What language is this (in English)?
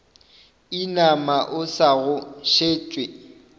Northern Sotho